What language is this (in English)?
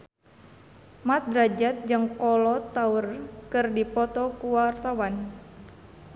Sundanese